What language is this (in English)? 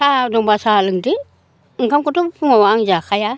Bodo